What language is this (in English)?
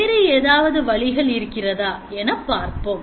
Tamil